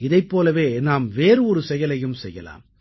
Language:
Tamil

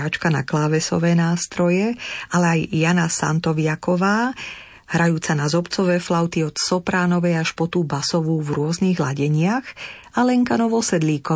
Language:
Slovak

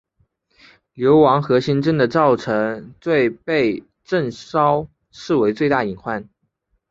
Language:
Chinese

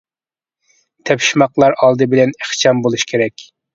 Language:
Uyghur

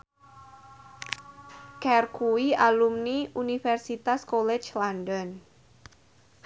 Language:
Javanese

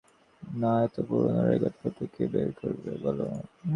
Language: Bangla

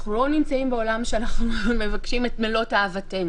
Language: Hebrew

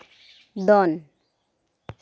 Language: Santali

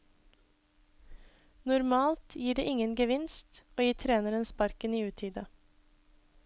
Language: Norwegian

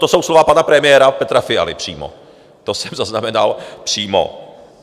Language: Czech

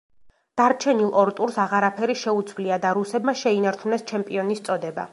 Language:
Georgian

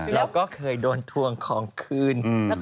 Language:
Thai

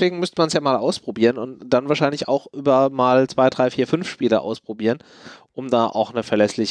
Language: German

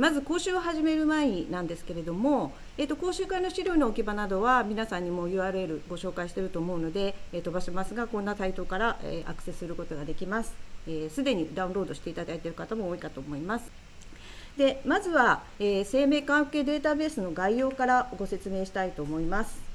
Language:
Japanese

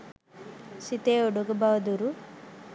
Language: Sinhala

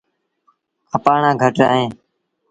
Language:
Sindhi Bhil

